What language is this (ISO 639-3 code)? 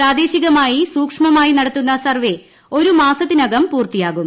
mal